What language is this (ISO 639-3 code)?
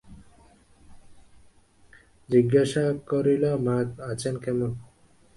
ben